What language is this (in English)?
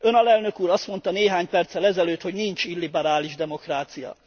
Hungarian